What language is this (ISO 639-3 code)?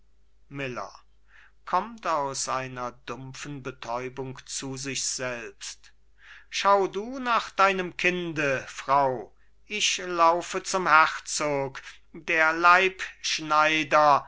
deu